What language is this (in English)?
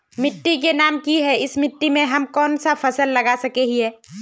Magahi